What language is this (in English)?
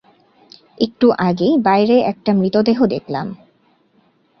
Bangla